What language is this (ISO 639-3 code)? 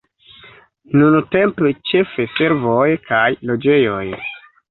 epo